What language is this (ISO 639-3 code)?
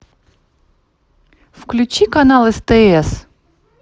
rus